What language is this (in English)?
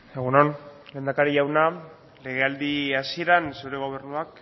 Basque